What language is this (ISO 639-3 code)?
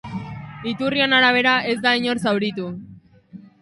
eus